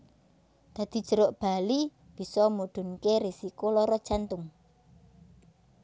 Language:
Javanese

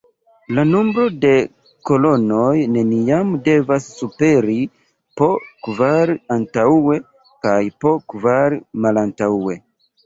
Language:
Esperanto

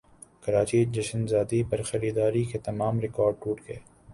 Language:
Urdu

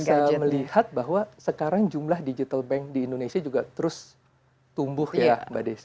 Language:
Indonesian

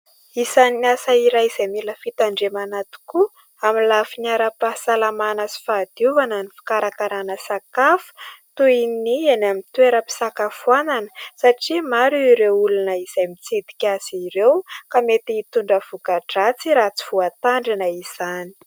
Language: Malagasy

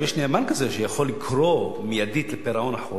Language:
Hebrew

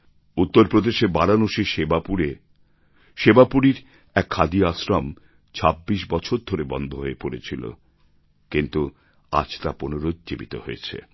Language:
Bangla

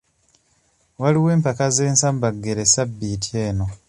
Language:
Ganda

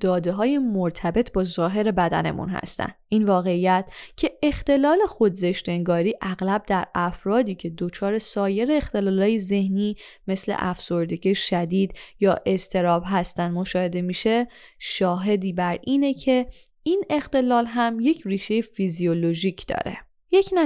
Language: Persian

